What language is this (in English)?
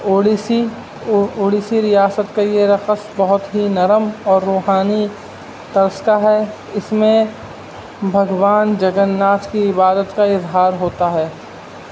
Urdu